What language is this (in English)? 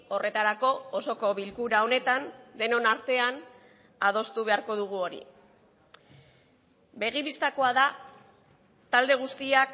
Basque